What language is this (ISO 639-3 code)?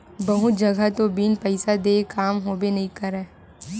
hne